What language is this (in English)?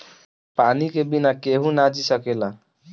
Bhojpuri